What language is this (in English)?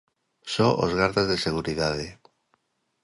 Galician